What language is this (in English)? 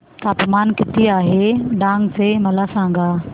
Marathi